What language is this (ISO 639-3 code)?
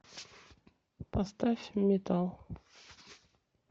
rus